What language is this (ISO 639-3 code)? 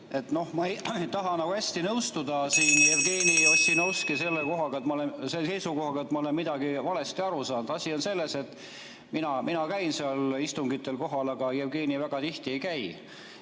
est